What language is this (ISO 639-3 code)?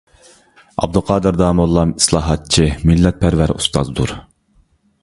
uig